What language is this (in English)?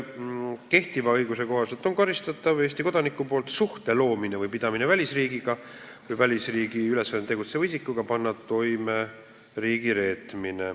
Estonian